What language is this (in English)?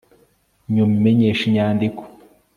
Kinyarwanda